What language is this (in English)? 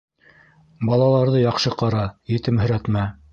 Bashkir